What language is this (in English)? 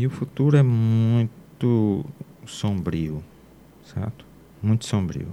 Portuguese